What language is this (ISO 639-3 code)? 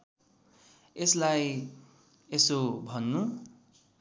nep